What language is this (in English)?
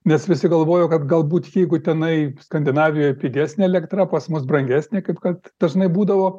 Lithuanian